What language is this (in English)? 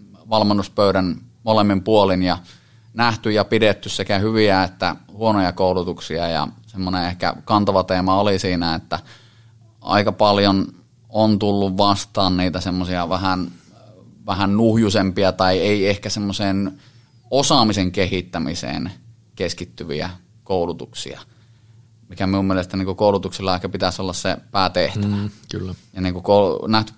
Finnish